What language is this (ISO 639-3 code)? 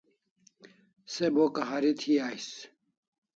kls